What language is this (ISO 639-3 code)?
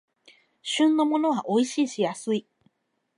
jpn